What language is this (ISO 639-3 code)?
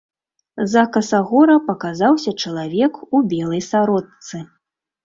bel